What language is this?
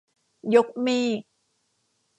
Thai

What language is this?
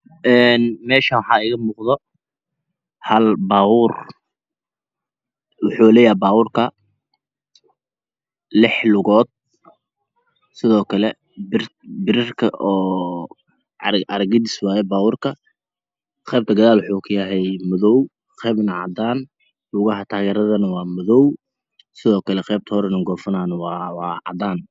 Somali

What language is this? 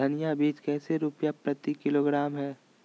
Magahi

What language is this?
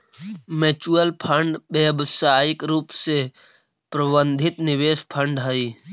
Magahi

